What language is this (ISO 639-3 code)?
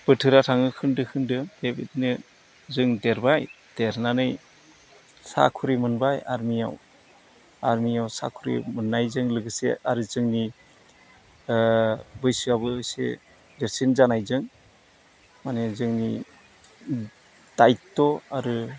brx